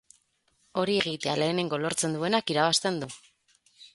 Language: Basque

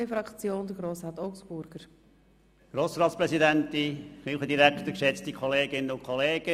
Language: Swiss German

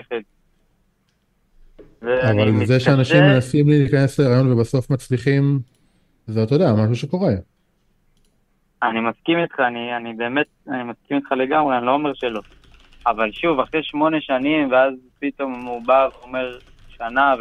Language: Hebrew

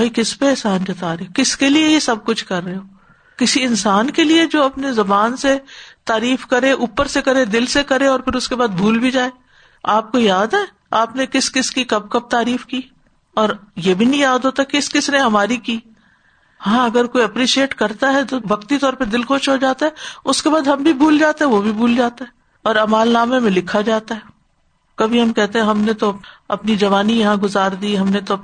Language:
Urdu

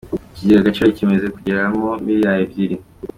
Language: Kinyarwanda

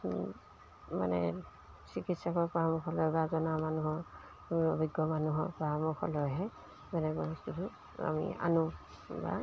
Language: Assamese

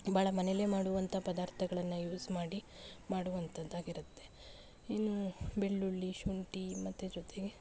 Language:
Kannada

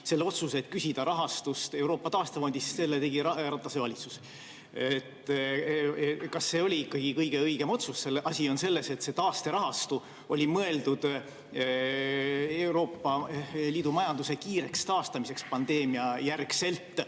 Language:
Estonian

